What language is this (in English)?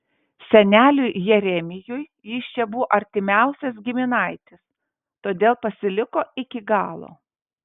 Lithuanian